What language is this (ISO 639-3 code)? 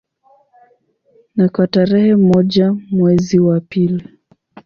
swa